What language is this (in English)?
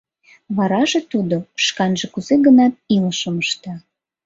Mari